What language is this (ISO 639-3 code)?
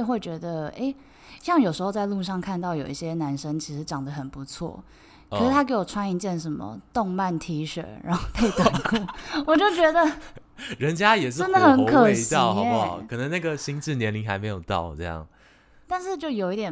zho